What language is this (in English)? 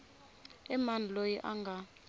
Tsonga